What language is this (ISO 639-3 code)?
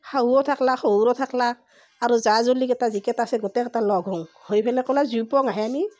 asm